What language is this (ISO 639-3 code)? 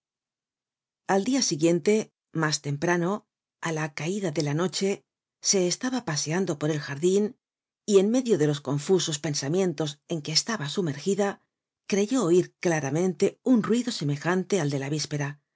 spa